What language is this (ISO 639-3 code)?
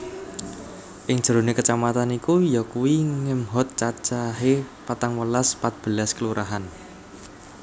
jav